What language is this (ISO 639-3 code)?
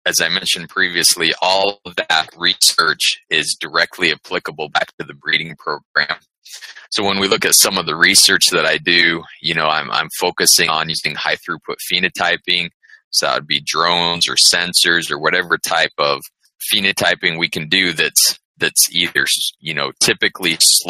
eng